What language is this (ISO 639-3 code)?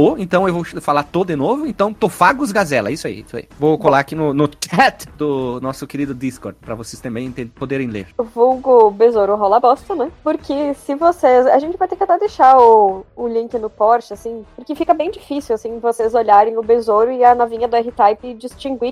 por